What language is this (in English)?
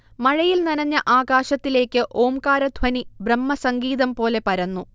Malayalam